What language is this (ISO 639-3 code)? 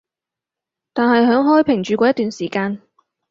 yue